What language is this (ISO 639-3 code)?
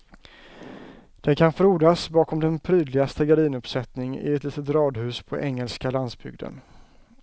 swe